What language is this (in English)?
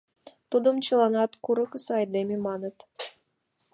Mari